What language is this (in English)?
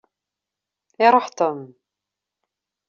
Kabyle